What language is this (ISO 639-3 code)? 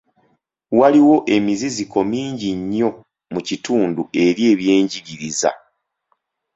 lug